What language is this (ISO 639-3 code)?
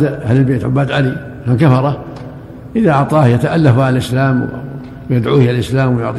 ara